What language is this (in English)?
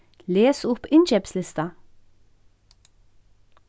Faroese